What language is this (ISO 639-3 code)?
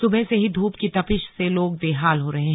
hin